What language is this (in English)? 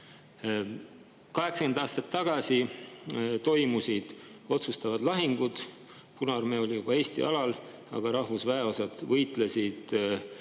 Estonian